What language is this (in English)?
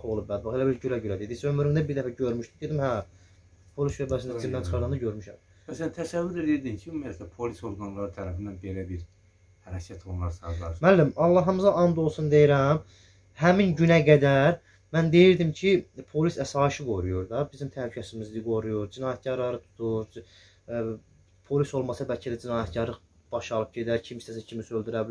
Turkish